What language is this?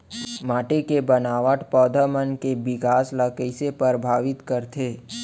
Chhattisgarhi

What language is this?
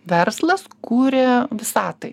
Lithuanian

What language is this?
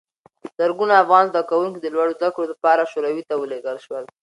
Pashto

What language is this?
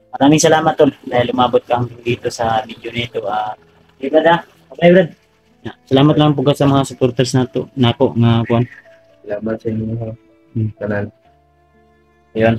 Filipino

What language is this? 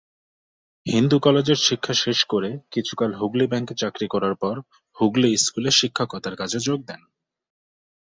Bangla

